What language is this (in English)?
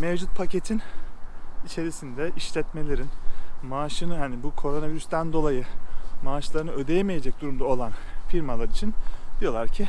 Turkish